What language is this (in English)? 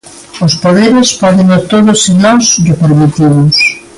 Galician